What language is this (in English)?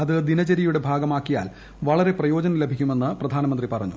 Malayalam